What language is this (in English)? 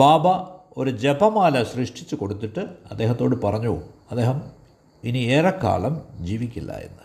Malayalam